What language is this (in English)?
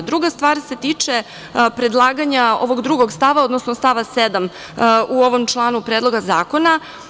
Serbian